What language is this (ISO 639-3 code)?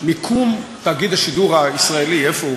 heb